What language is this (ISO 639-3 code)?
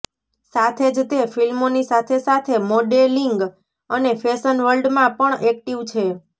guj